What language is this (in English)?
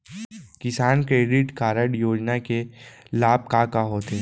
Chhattisgarhi